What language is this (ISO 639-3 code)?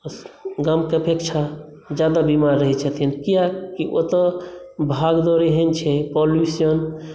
mai